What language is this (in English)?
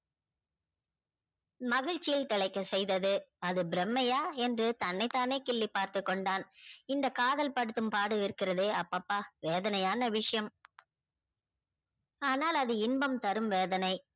Tamil